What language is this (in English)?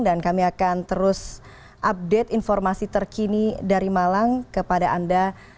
Indonesian